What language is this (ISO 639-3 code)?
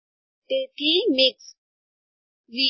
guj